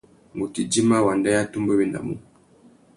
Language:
Tuki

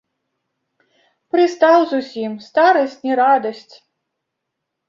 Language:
Belarusian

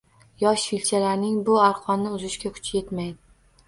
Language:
Uzbek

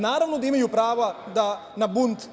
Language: Serbian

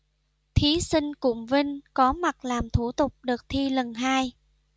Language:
Vietnamese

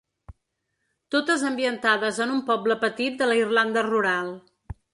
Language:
Catalan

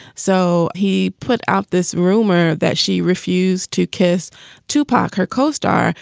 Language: English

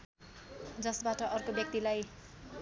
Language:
Nepali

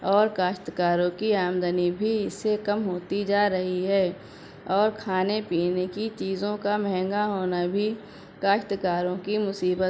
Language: Urdu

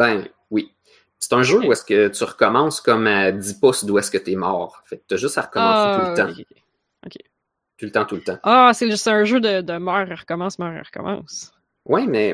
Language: French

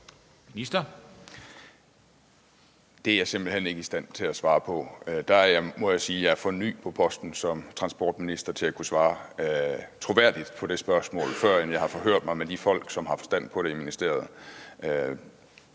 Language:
Danish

